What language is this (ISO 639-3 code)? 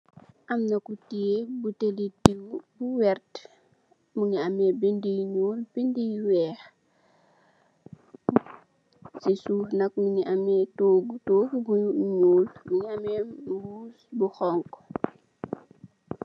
wol